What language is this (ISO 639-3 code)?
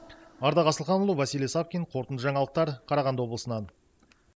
kaz